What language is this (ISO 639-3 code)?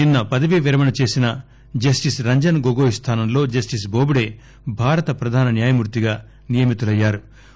tel